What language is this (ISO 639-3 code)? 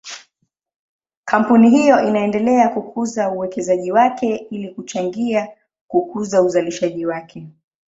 swa